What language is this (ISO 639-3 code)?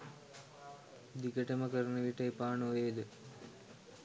sin